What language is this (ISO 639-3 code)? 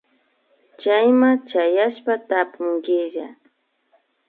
qvi